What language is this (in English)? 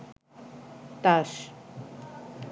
Bangla